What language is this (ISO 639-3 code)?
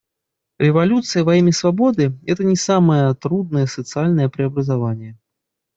rus